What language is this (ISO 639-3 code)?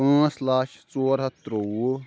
kas